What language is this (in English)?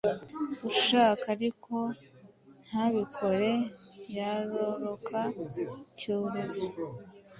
Kinyarwanda